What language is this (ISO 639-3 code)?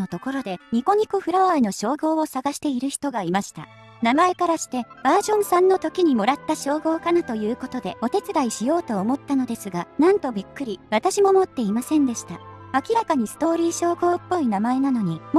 jpn